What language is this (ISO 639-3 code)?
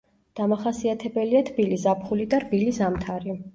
kat